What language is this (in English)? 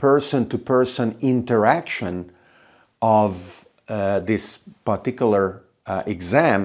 English